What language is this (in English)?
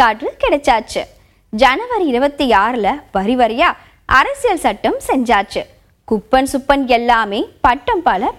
Tamil